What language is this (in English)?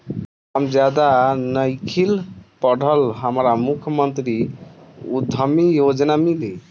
Bhojpuri